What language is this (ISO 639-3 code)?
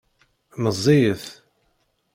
kab